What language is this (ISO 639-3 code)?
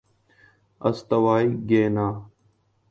urd